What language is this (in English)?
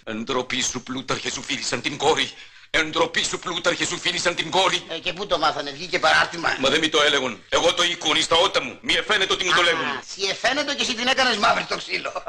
Greek